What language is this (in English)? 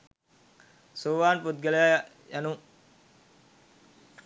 Sinhala